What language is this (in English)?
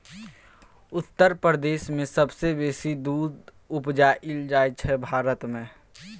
Maithili